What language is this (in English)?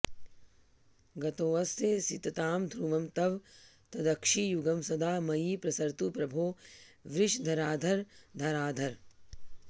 Sanskrit